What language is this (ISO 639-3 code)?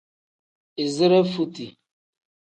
kdh